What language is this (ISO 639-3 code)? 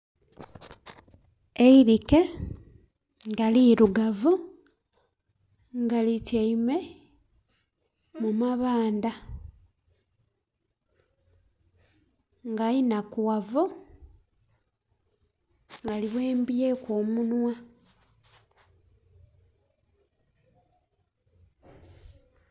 xog